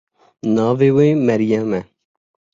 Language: Kurdish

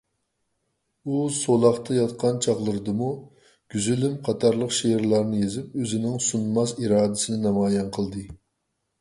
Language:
Uyghur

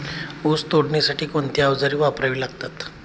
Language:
Marathi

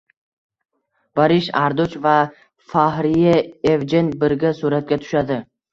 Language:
Uzbek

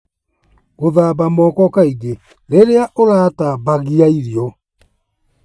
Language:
Kikuyu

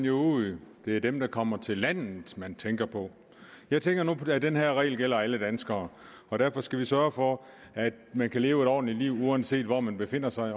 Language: Danish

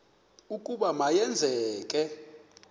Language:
Xhosa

